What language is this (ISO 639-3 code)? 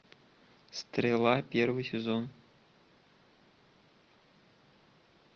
rus